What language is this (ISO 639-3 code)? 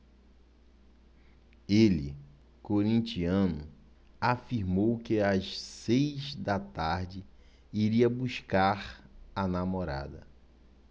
por